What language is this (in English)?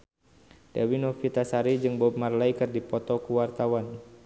Sundanese